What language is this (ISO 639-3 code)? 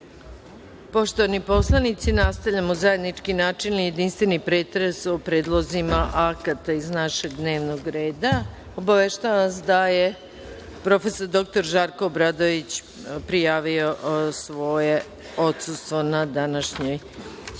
srp